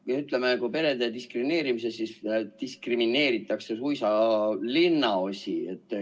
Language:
Estonian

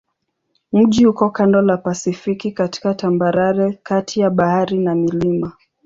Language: Swahili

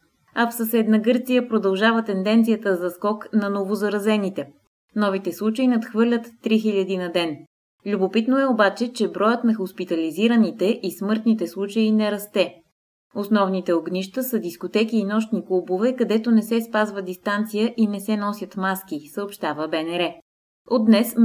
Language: Bulgarian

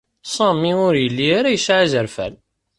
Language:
Kabyle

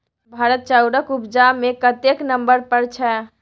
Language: Maithili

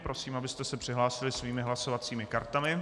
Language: Czech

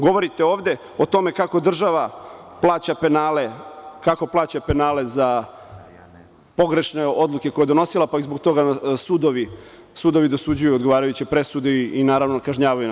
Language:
Serbian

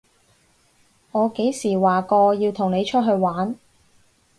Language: Cantonese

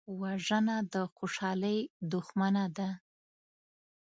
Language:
Pashto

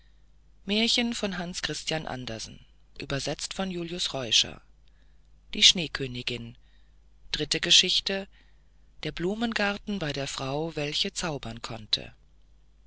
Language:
German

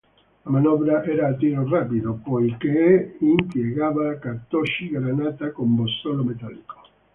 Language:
Italian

